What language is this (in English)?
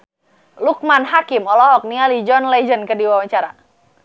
Sundanese